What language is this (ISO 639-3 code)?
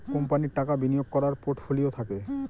ben